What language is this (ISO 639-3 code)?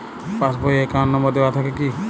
ben